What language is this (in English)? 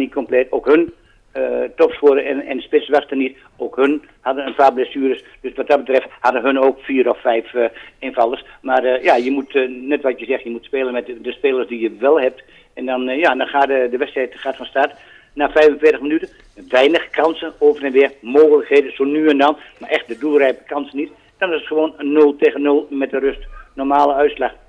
Dutch